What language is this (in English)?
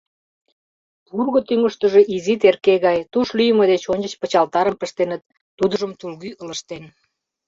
Mari